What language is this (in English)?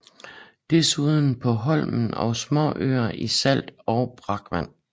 Danish